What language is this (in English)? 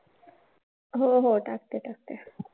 Marathi